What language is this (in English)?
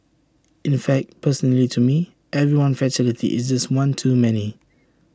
English